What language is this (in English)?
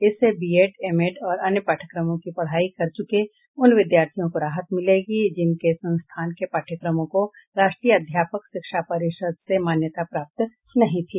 Hindi